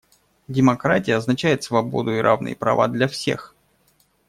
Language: Russian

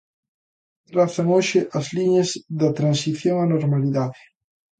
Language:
Galician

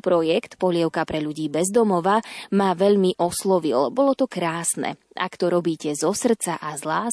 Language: Slovak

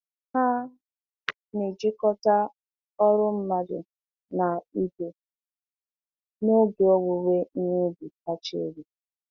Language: Igbo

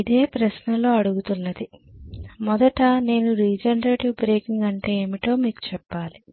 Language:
Telugu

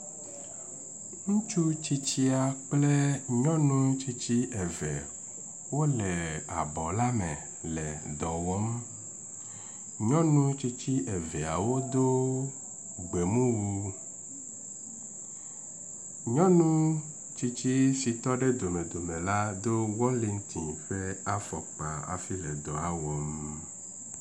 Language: Ewe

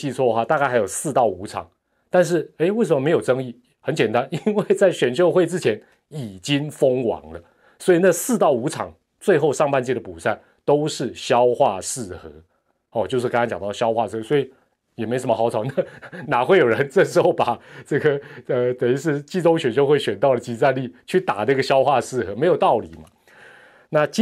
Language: Chinese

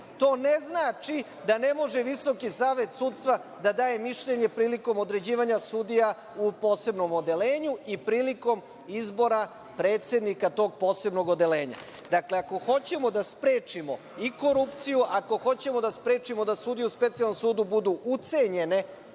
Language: Serbian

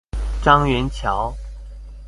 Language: Chinese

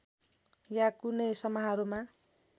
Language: Nepali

